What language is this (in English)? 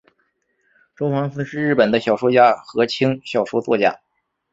Chinese